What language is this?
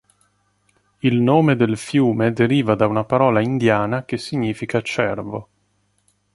Italian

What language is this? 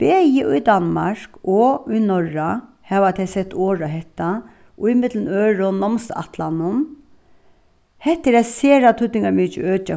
Faroese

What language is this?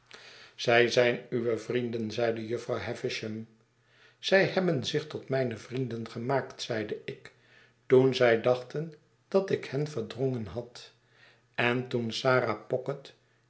Dutch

